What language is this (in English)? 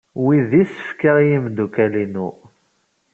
Kabyle